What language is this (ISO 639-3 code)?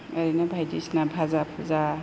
brx